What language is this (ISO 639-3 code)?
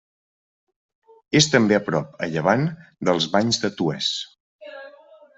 cat